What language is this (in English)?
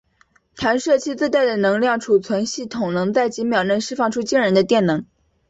Chinese